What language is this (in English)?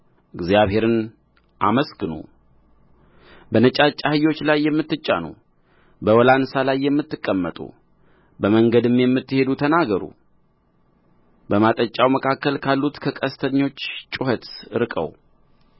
Amharic